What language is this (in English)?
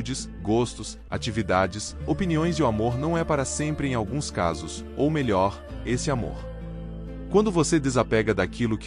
Portuguese